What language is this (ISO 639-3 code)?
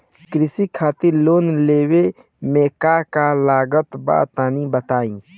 bho